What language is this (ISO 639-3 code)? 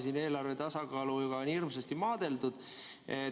est